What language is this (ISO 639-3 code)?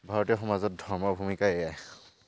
asm